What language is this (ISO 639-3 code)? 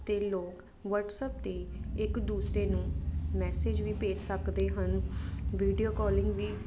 pan